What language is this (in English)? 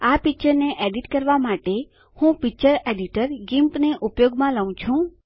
Gujarati